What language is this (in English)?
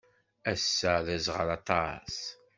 Kabyle